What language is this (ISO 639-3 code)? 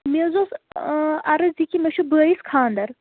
kas